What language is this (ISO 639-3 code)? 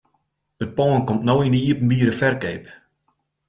fry